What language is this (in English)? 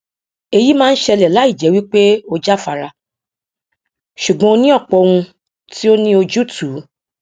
Yoruba